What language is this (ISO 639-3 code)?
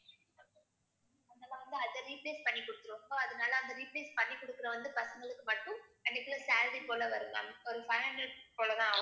tam